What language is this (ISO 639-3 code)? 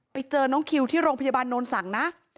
tha